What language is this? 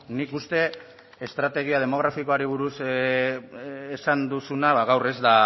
Basque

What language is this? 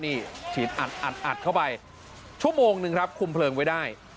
Thai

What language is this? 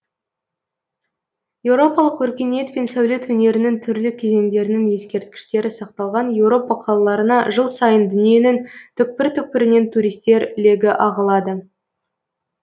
Kazakh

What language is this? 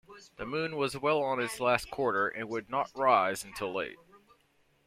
English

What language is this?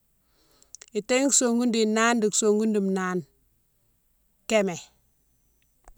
Mansoanka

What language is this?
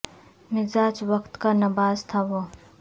Urdu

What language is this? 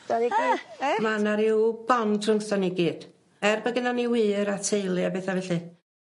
Welsh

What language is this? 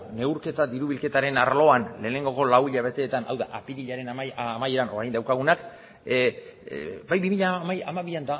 Basque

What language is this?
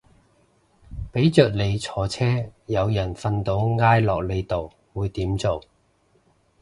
Cantonese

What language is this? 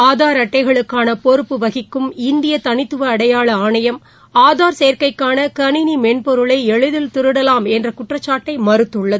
Tamil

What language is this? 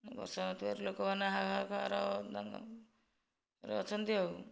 Odia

